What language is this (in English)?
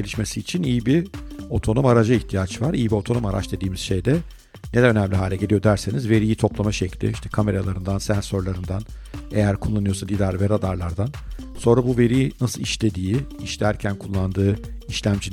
Turkish